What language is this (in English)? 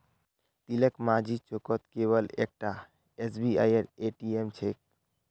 Magahi